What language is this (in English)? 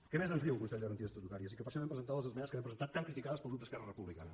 Catalan